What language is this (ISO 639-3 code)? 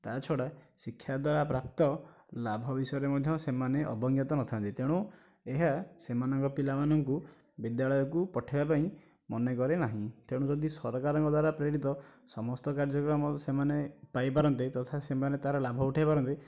ori